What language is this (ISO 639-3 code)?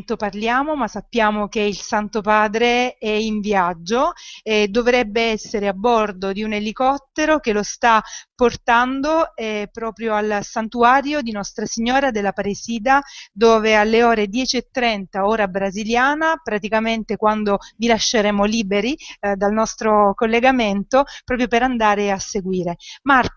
ita